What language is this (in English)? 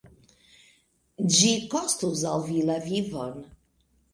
Esperanto